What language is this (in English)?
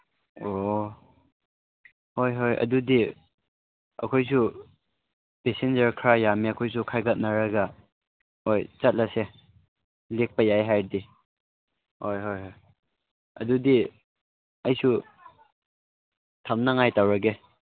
Manipuri